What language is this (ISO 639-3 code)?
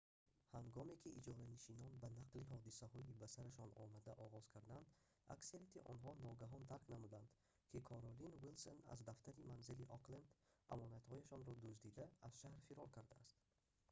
tgk